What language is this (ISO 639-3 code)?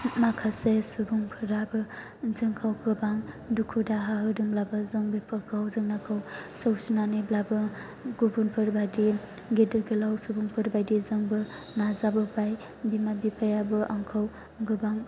brx